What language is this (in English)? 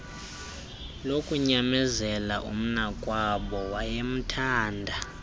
Xhosa